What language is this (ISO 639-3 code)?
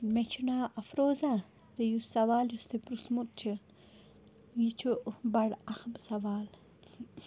kas